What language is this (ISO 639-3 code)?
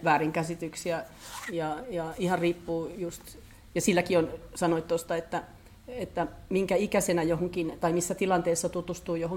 fin